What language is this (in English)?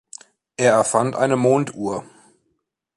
German